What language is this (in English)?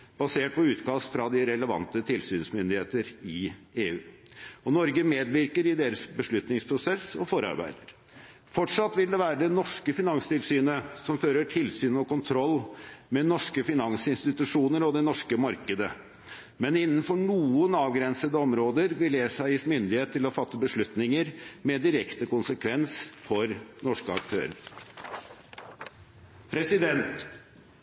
Norwegian Bokmål